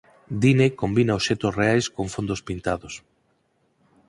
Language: Galician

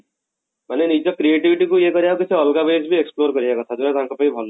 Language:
Odia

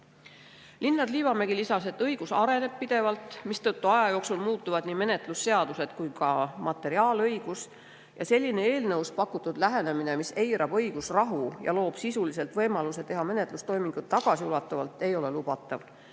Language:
Estonian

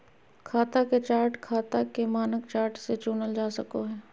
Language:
Magahi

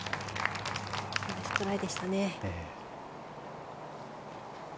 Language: Japanese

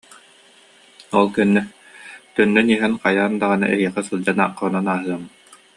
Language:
Yakut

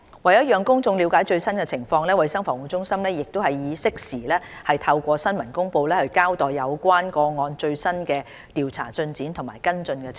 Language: Cantonese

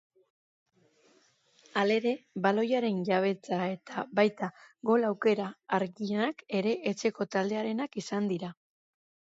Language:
Basque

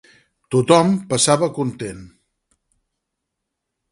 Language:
Catalan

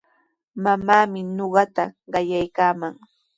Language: Sihuas Ancash Quechua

